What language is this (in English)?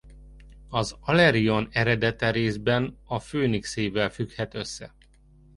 Hungarian